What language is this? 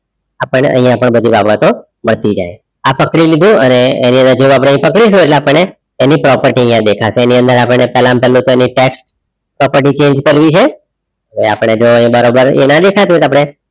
Gujarati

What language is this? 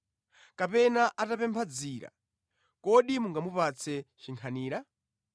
Nyanja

